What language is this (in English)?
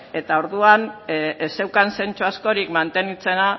Basque